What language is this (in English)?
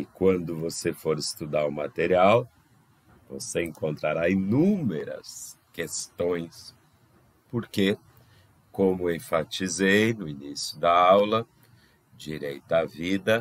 Portuguese